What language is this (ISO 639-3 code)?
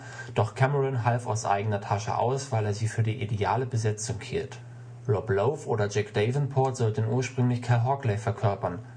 deu